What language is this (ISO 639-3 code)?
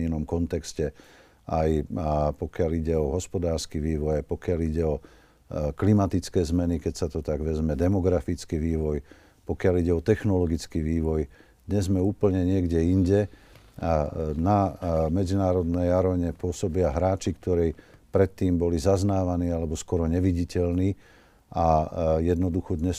slk